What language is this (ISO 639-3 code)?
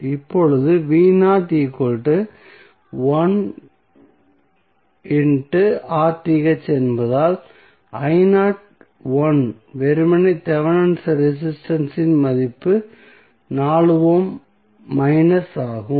tam